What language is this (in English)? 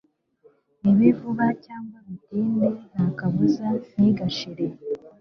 Kinyarwanda